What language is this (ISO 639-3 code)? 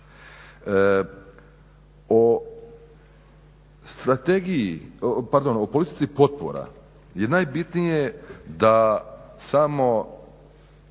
hrv